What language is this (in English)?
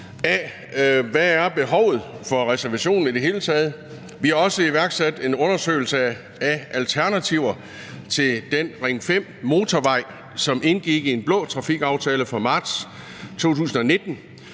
Danish